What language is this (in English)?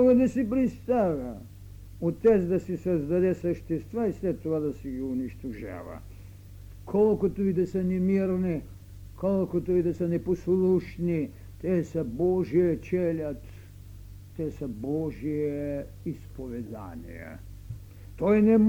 Bulgarian